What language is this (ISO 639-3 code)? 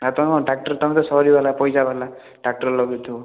ori